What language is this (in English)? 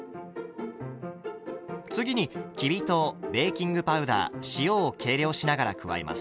Japanese